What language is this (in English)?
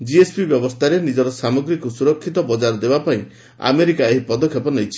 Odia